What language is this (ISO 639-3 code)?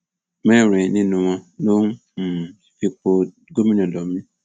yor